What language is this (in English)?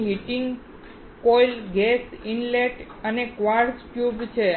Gujarati